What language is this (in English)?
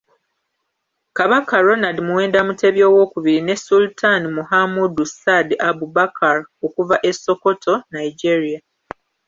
Ganda